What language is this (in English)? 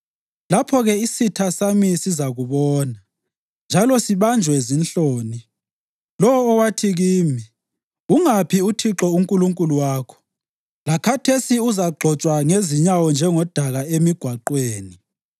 North Ndebele